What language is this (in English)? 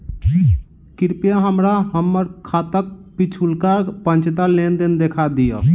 Maithili